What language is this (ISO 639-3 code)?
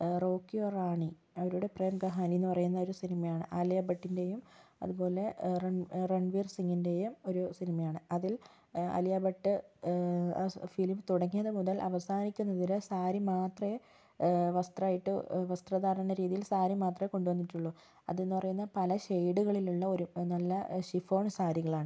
mal